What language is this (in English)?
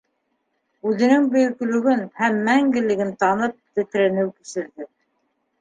Bashkir